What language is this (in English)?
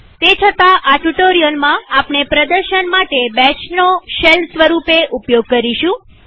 Gujarati